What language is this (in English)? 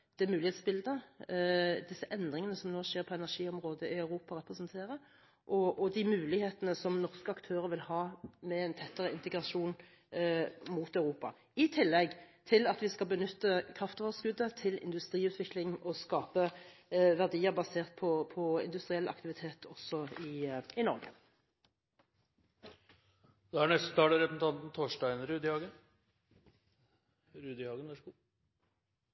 Norwegian